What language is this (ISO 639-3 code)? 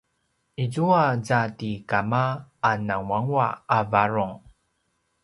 pwn